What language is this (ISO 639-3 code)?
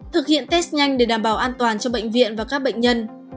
vie